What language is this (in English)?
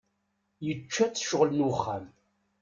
Kabyle